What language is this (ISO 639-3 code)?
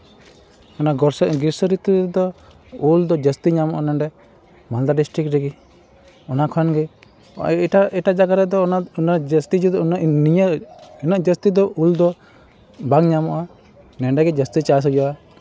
sat